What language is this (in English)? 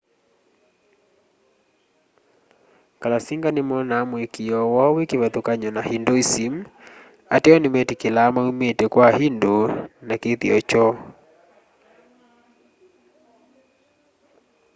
Kamba